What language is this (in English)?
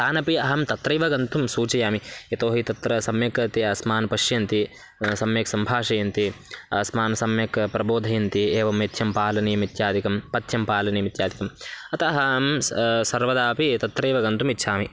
Sanskrit